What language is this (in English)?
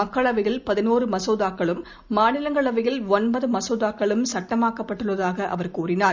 Tamil